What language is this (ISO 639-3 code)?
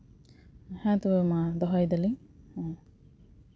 sat